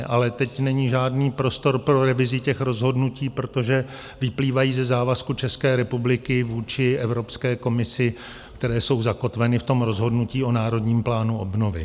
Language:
Czech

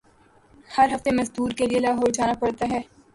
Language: Urdu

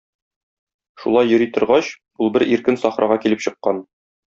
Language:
Tatar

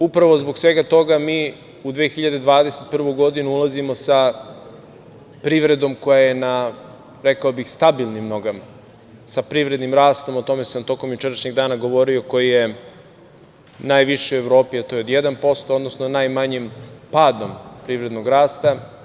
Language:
Serbian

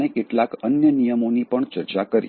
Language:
Gujarati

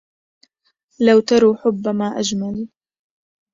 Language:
Arabic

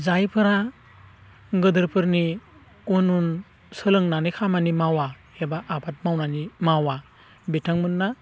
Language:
Bodo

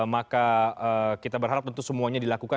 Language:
Indonesian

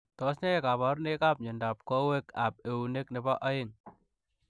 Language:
Kalenjin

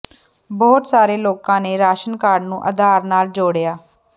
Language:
Punjabi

